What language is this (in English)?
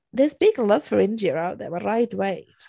Welsh